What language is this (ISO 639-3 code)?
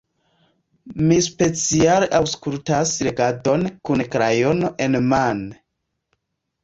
epo